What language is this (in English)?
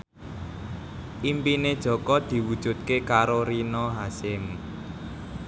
Javanese